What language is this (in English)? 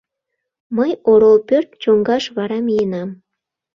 Mari